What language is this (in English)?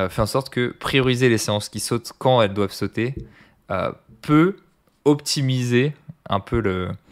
French